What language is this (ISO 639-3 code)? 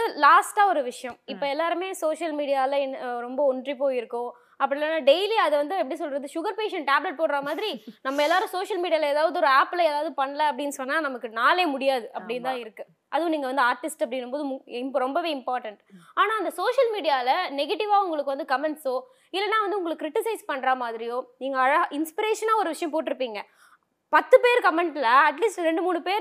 tam